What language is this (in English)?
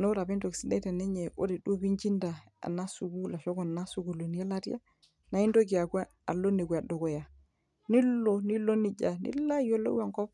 Masai